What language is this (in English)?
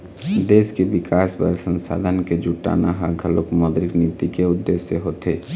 Chhattisgarhi